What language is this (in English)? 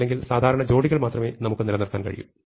Malayalam